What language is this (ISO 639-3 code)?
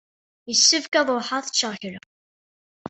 kab